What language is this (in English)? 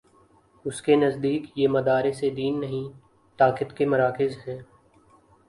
Urdu